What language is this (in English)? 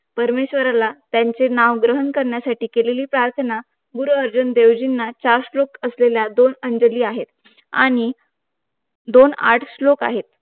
Marathi